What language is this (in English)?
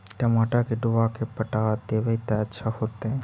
Magahi